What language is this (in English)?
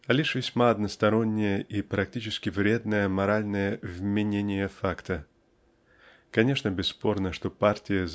Russian